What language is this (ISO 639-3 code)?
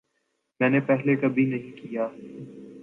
urd